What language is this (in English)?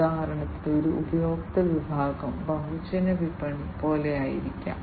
Malayalam